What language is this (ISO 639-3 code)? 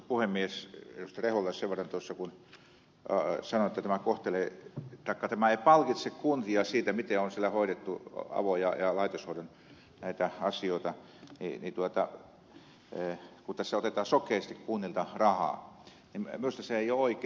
fin